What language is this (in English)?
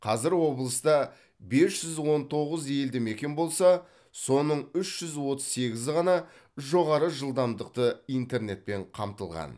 Kazakh